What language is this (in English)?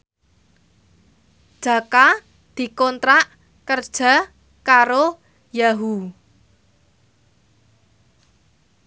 Javanese